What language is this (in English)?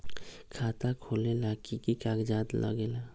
Magahi